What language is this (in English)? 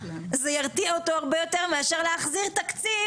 Hebrew